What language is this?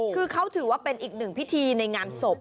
Thai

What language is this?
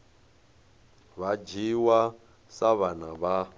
Venda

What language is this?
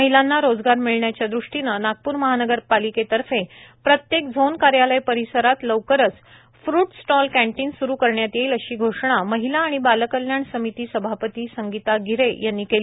Marathi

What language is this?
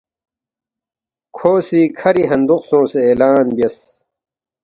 Balti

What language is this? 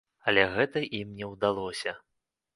Belarusian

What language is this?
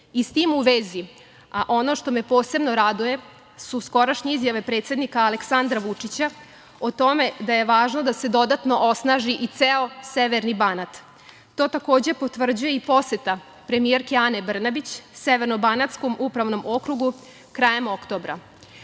Serbian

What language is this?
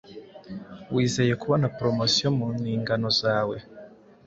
Kinyarwanda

